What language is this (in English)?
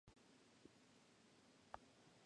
Spanish